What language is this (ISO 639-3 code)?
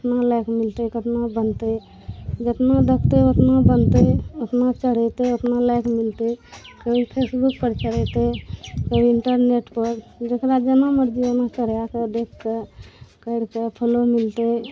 mai